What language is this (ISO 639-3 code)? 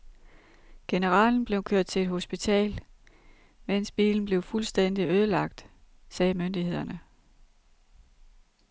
dan